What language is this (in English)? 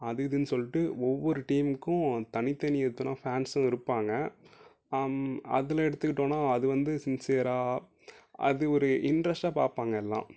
Tamil